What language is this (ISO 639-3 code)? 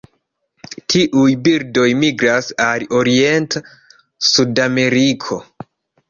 epo